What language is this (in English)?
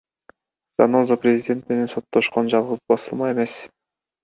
Kyrgyz